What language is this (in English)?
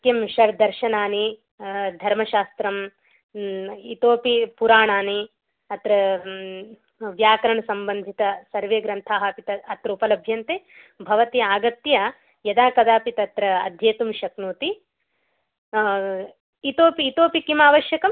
Sanskrit